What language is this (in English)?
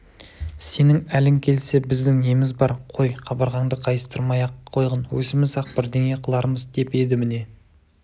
Kazakh